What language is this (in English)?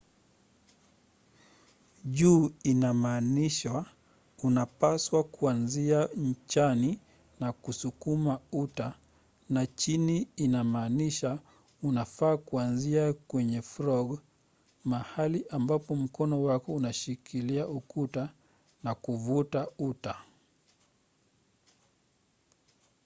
Swahili